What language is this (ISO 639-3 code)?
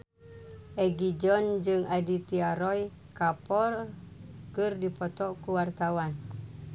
sun